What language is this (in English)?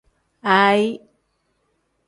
Tem